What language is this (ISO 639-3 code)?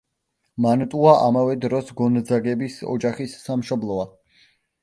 kat